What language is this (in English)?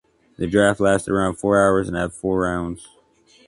English